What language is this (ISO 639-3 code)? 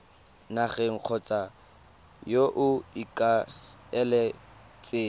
tsn